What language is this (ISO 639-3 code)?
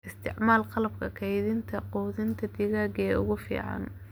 som